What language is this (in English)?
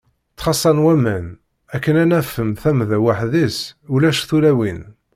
Kabyle